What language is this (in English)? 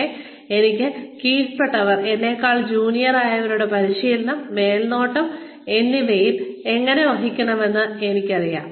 Malayalam